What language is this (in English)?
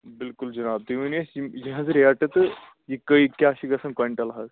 Kashmiri